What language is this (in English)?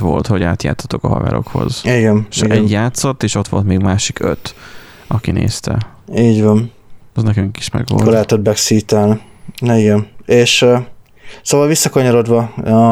Hungarian